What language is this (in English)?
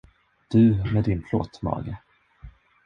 Swedish